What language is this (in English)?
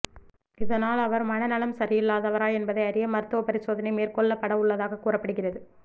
Tamil